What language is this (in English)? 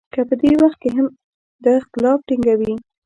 Pashto